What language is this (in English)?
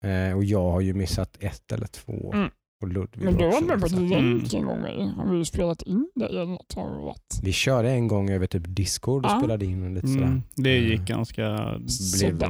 Swedish